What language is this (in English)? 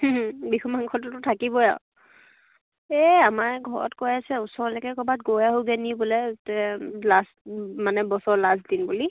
Assamese